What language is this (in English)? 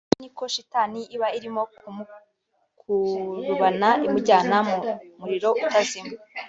Kinyarwanda